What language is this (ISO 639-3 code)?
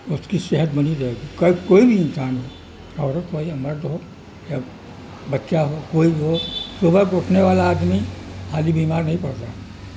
urd